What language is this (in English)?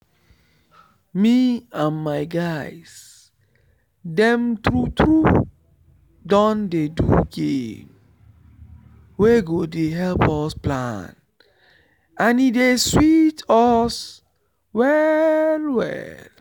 Nigerian Pidgin